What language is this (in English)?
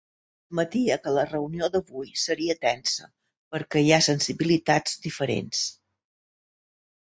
Catalan